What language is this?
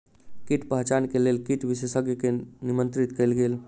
Maithili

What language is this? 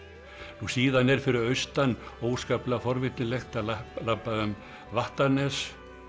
Icelandic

